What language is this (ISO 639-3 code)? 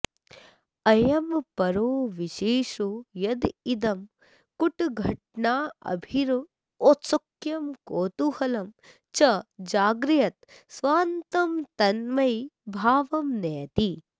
san